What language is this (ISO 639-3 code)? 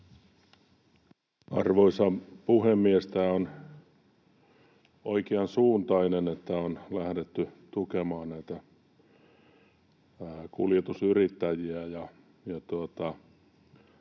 fin